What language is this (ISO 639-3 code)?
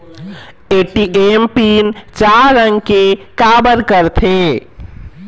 hne